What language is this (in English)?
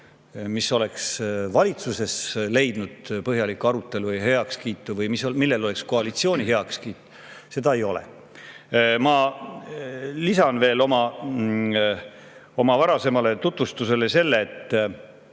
Estonian